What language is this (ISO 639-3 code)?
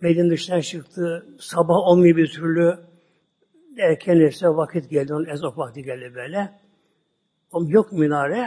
tur